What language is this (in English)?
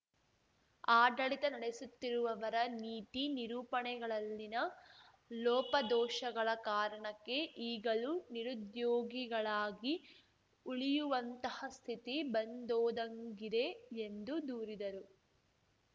Kannada